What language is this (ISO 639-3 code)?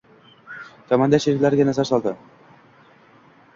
uzb